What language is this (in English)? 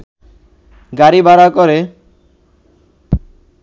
Bangla